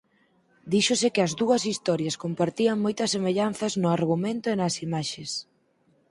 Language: Galician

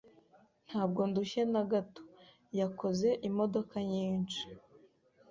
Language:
Kinyarwanda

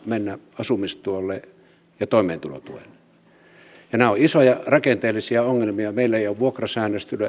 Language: Finnish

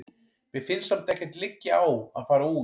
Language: Icelandic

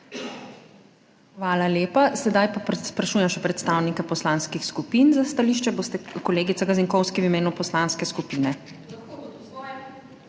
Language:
Slovenian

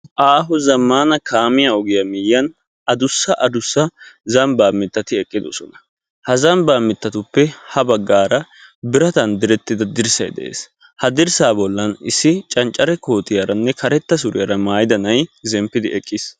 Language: Wolaytta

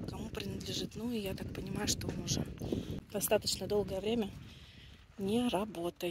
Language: Russian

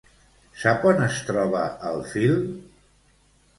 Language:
Catalan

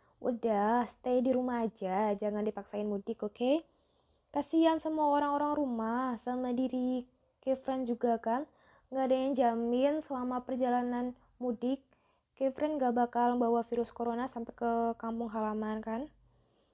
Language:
Indonesian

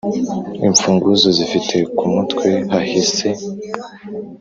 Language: Kinyarwanda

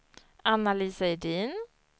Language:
Swedish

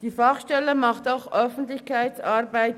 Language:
Swiss German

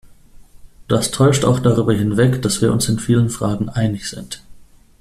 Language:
German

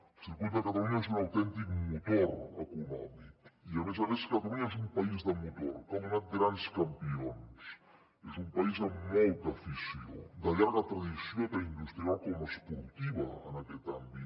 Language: Catalan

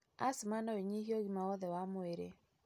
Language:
Kikuyu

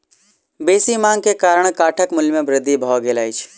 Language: Maithili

